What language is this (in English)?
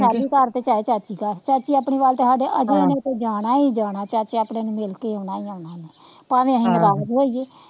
Punjabi